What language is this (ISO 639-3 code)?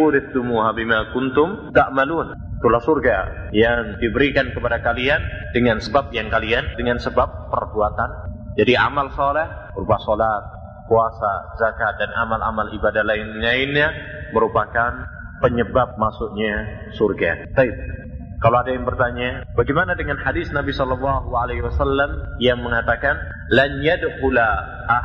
ind